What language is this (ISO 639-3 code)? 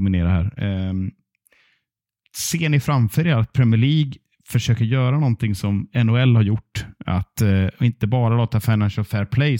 swe